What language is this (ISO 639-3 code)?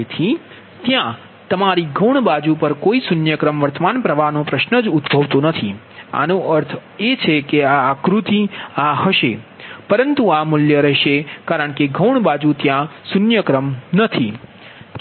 guj